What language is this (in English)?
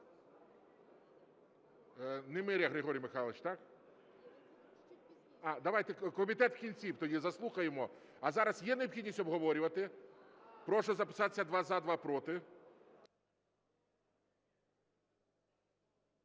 Ukrainian